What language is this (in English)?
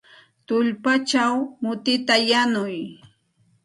Santa Ana de Tusi Pasco Quechua